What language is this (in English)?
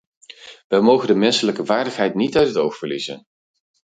Dutch